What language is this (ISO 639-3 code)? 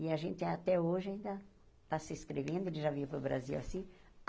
por